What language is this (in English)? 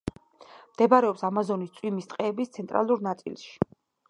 Georgian